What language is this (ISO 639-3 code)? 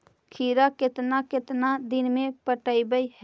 mag